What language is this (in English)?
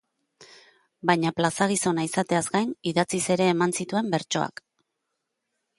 Basque